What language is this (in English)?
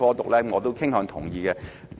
Cantonese